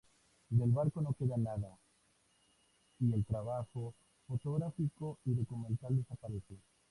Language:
Spanish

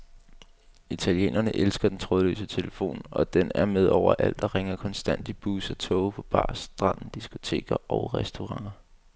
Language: Danish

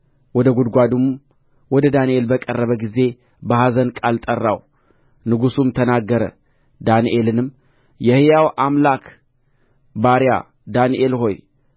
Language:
Amharic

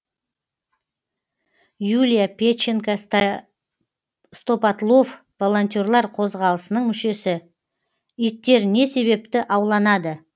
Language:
Kazakh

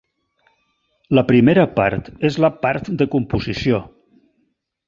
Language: Catalan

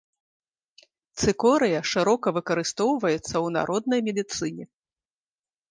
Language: Belarusian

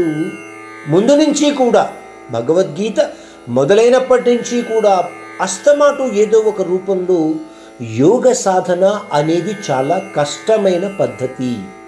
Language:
Hindi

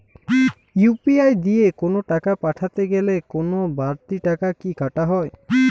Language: Bangla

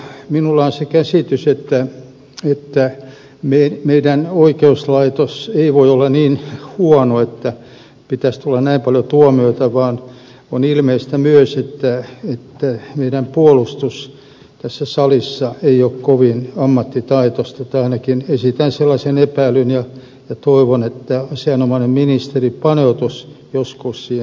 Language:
Finnish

